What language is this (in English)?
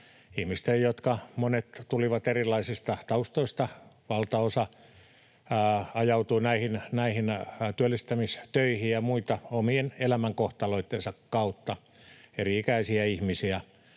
Finnish